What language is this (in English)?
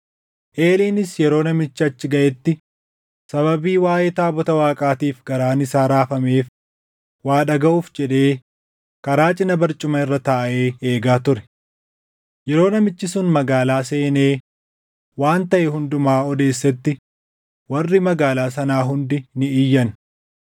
Oromo